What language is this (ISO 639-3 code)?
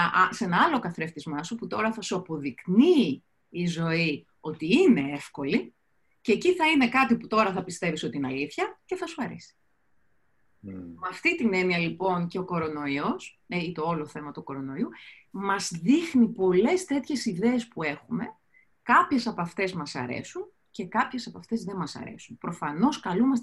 ell